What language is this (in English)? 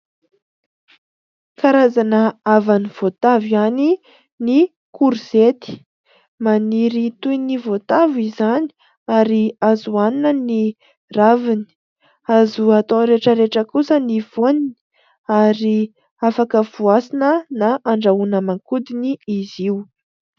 Malagasy